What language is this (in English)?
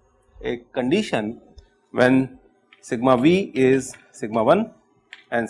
English